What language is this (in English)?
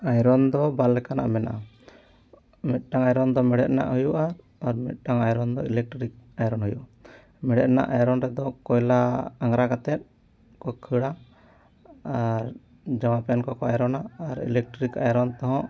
Santali